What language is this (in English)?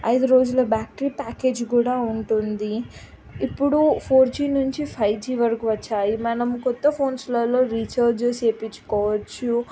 Telugu